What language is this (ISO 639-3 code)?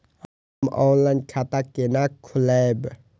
mai